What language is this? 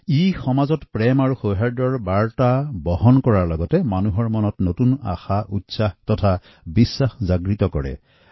Assamese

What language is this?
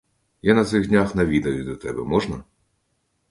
Ukrainian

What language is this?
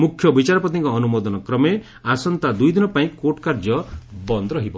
Odia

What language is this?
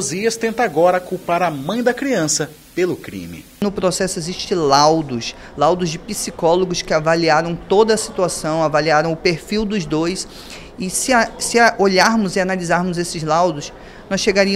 Portuguese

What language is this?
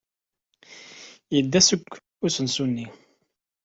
Kabyle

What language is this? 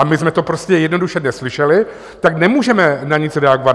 Czech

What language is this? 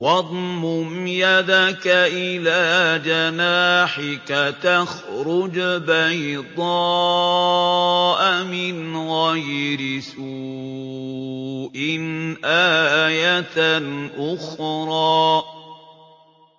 Arabic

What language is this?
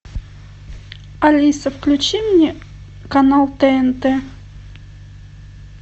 Russian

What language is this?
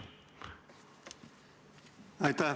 Estonian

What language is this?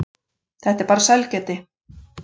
Icelandic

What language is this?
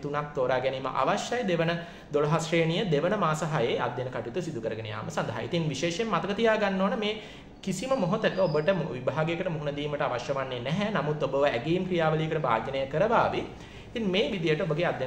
Indonesian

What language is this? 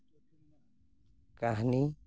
Santali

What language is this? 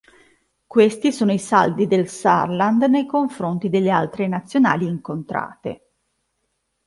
Italian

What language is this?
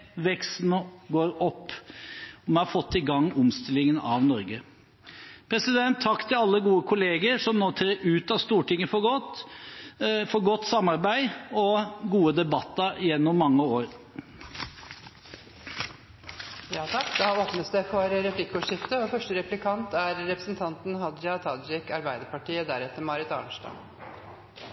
Norwegian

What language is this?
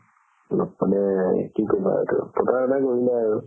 Assamese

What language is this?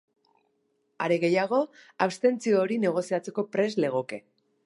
Basque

